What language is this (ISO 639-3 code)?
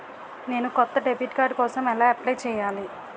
tel